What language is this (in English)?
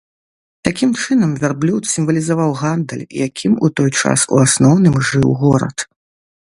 Belarusian